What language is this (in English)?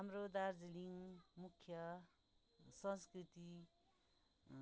Nepali